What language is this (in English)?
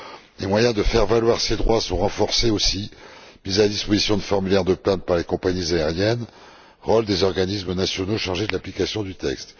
French